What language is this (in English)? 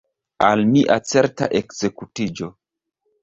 Esperanto